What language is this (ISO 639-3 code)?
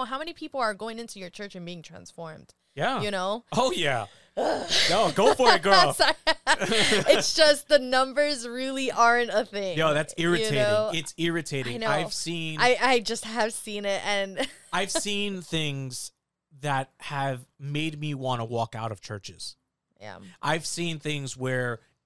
eng